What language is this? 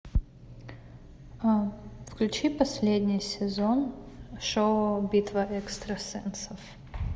Russian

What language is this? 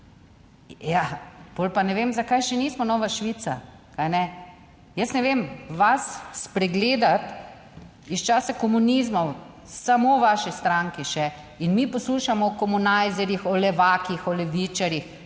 Slovenian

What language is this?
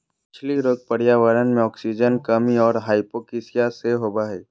Magahi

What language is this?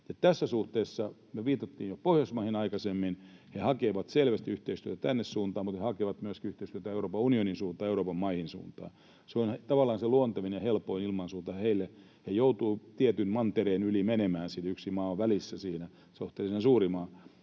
Finnish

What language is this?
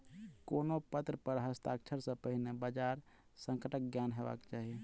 Maithili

